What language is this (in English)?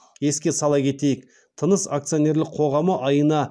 Kazakh